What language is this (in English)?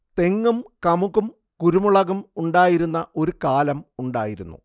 Malayalam